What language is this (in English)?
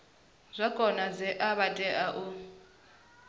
Venda